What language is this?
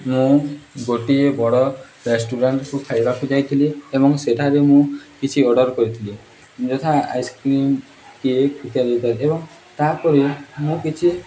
Odia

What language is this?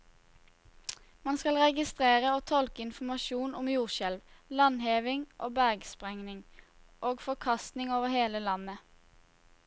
Norwegian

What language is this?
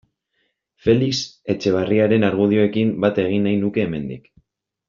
Basque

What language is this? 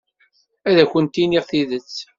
Kabyle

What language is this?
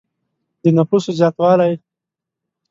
Pashto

